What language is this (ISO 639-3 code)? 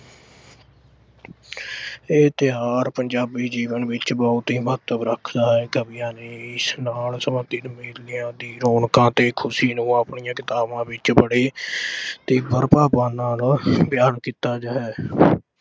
pan